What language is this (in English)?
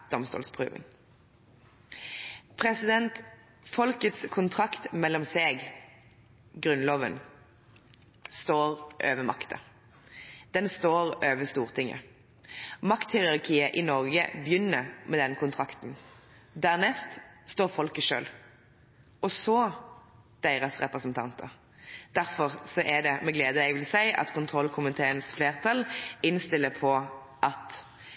Norwegian Bokmål